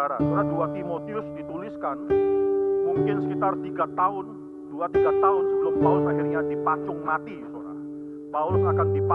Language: Indonesian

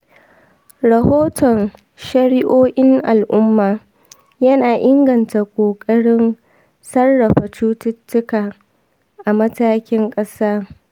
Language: Hausa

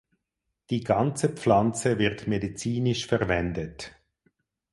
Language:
German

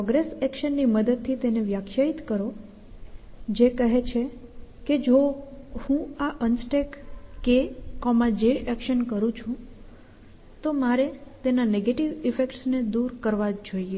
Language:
Gujarati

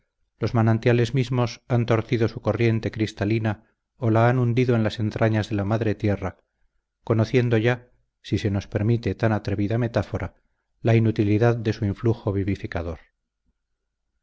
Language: Spanish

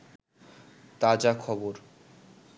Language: Bangla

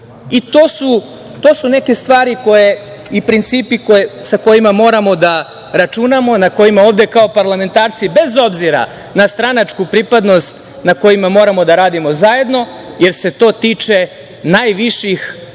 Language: Serbian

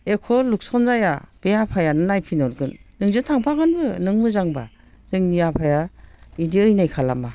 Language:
Bodo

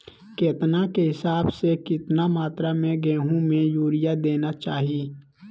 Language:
Magahi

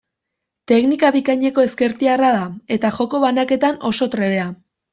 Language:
Basque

